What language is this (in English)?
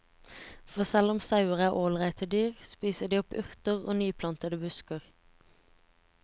Norwegian